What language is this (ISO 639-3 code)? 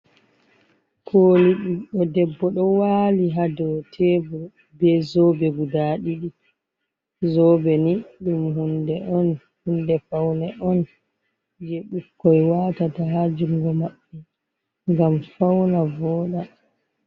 ful